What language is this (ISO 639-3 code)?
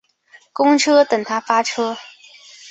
zho